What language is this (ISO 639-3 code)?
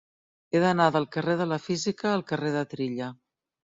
cat